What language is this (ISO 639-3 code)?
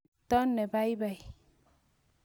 kln